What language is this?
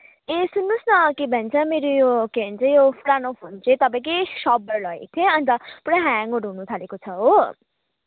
Nepali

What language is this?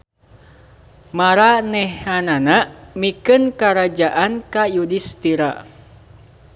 Sundanese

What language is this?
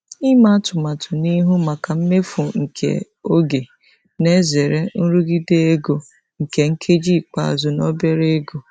Igbo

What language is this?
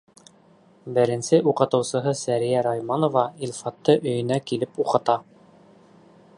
Bashkir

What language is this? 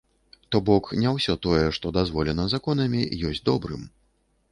Belarusian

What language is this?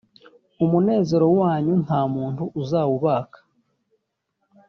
Kinyarwanda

